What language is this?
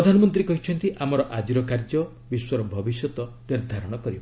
Odia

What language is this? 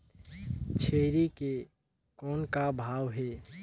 Chhattisgarhi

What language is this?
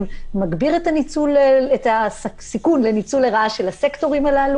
Hebrew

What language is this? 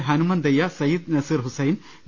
Malayalam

